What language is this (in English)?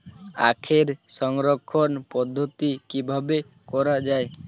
Bangla